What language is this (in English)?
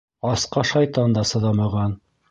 Bashkir